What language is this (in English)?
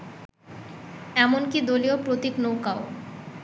Bangla